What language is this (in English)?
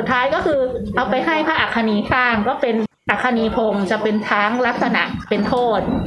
Thai